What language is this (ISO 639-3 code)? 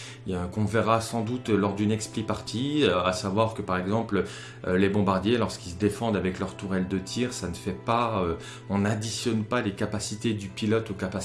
fra